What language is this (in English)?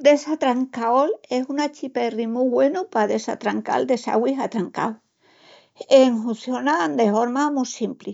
Extremaduran